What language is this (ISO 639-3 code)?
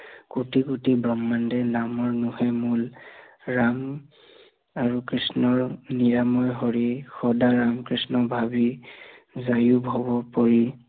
asm